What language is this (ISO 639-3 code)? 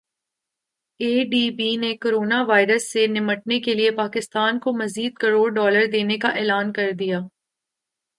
urd